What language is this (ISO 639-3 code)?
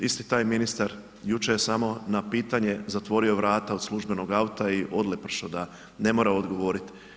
hrv